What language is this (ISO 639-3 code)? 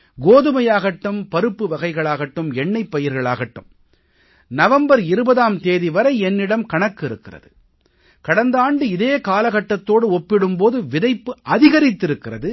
tam